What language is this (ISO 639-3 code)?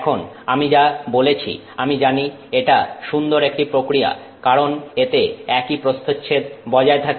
ben